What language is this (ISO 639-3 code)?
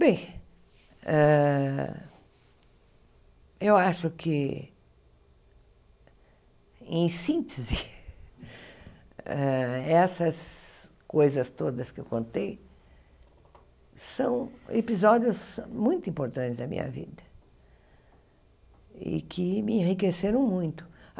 por